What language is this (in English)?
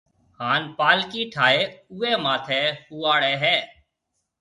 Marwari (Pakistan)